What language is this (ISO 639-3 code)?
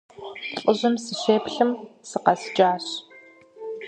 kbd